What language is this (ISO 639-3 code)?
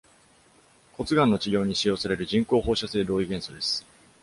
jpn